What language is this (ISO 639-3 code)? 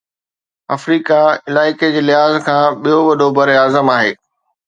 snd